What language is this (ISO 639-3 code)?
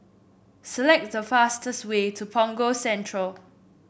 eng